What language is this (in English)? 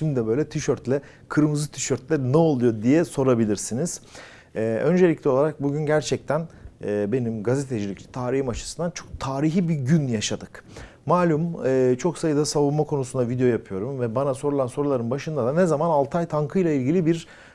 Turkish